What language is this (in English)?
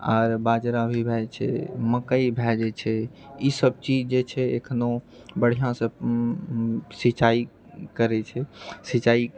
Maithili